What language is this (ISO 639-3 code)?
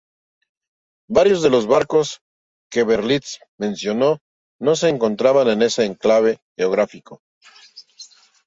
spa